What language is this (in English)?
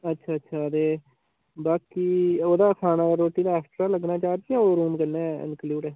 Dogri